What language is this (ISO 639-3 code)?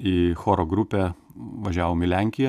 lit